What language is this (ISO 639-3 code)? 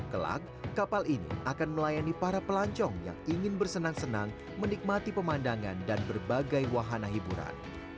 ind